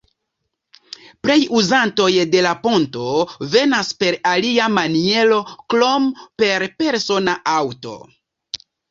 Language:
Esperanto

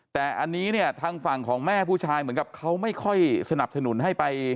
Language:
Thai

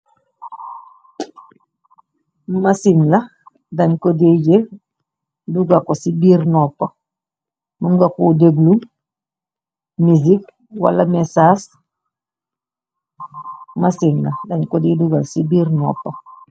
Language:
Wolof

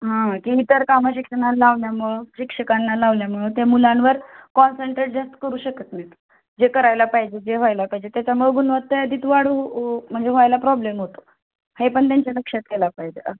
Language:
Marathi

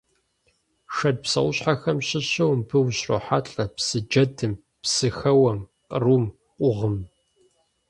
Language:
Kabardian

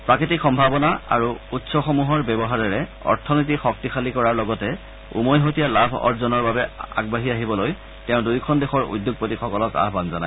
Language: Assamese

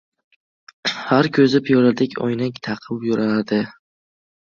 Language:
Uzbek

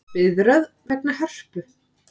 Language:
Icelandic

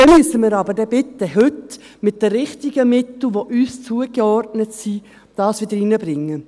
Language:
Swiss German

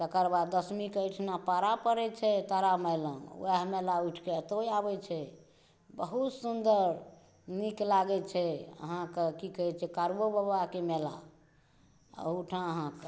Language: Maithili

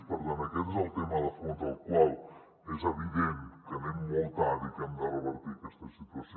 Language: Catalan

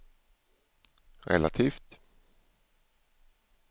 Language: Swedish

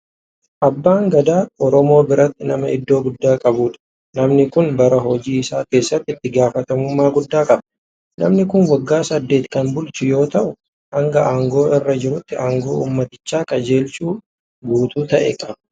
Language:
Oromo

